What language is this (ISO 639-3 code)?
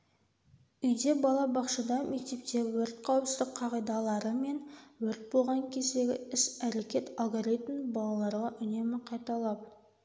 kaz